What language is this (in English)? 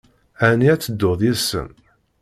Kabyle